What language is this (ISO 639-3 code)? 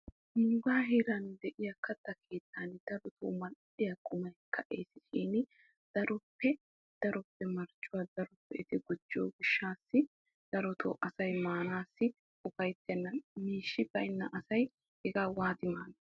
wal